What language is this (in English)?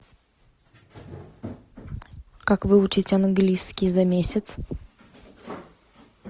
Russian